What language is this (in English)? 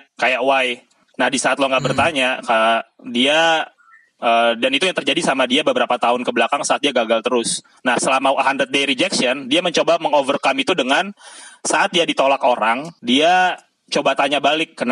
Indonesian